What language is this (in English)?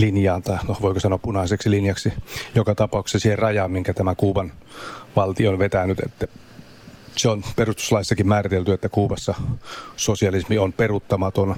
Finnish